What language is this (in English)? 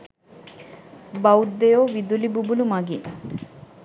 Sinhala